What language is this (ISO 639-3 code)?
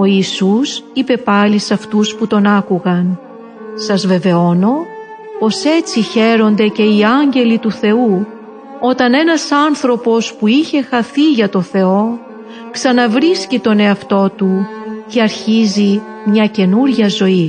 ell